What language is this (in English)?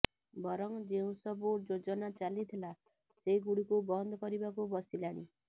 Odia